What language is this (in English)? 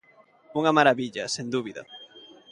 Galician